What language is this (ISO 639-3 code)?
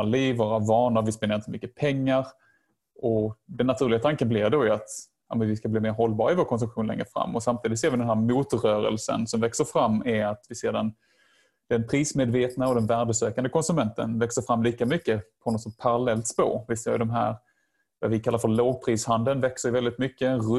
swe